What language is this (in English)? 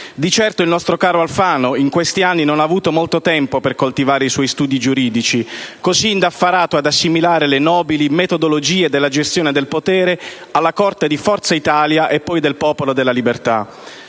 Italian